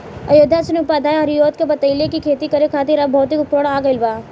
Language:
Bhojpuri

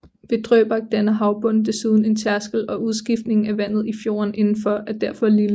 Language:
Danish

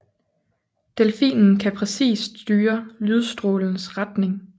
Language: Danish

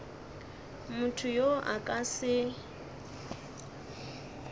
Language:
Northern Sotho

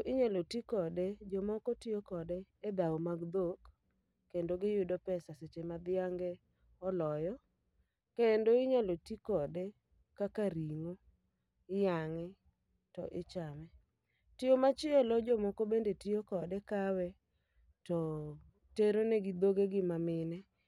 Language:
Luo (Kenya and Tanzania)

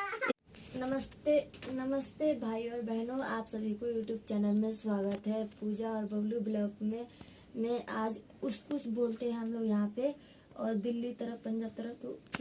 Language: Hindi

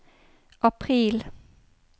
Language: Norwegian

